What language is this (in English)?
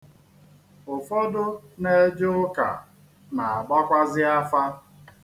Igbo